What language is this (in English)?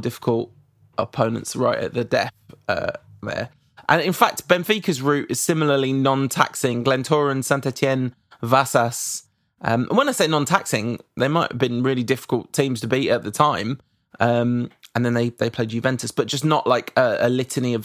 English